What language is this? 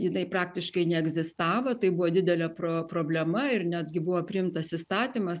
Lithuanian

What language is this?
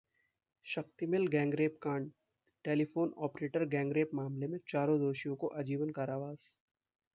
Hindi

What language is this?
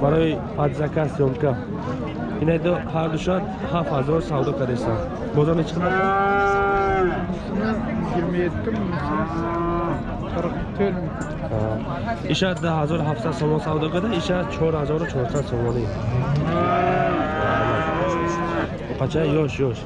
Turkish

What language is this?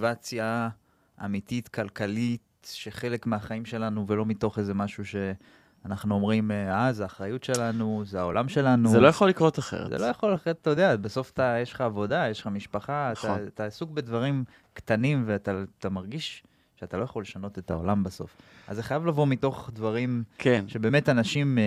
Hebrew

